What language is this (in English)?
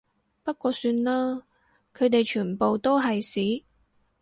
Cantonese